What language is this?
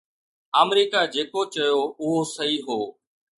Sindhi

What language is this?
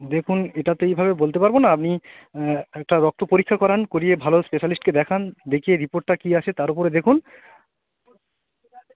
Bangla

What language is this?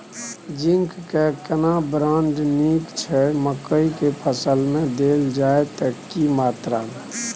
Maithili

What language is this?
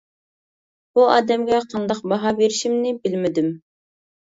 Uyghur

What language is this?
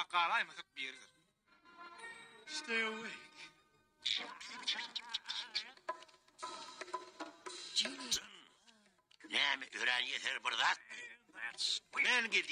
Turkish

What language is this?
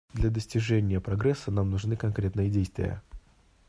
Russian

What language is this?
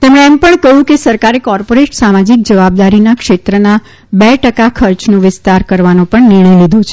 Gujarati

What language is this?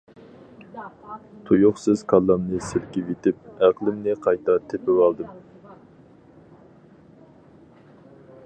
Uyghur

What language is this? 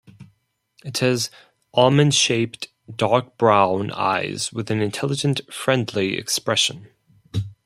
English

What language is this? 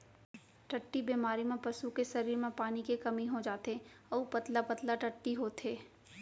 Chhattisgarhi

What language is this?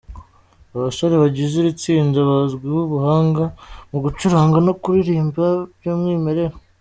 Kinyarwanda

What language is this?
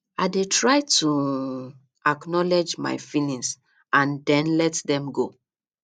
Nigerian Pidgin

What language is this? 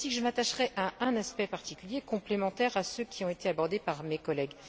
French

